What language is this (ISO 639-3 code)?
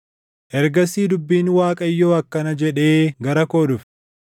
orm